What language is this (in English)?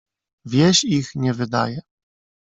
Polish